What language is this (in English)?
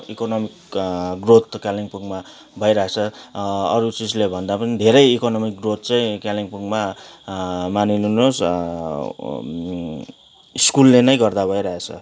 Nepali